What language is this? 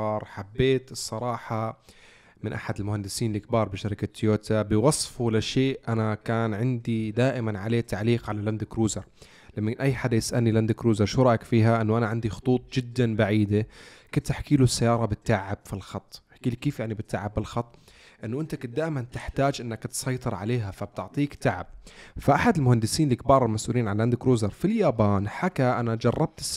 Arabic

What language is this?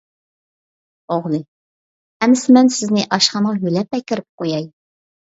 Uyghur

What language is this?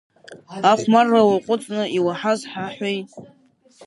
Abkhazian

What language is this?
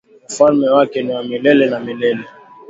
Swahili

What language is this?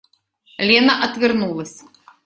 Russian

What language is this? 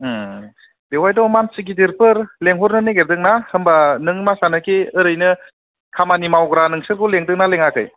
Bodo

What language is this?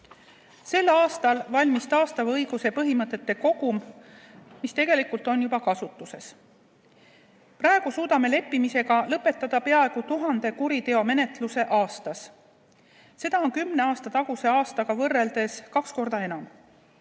Estonian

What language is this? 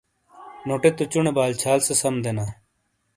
Shina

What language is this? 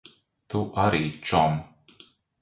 Latvian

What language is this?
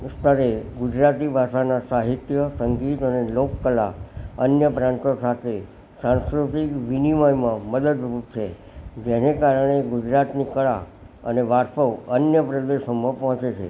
Gujarati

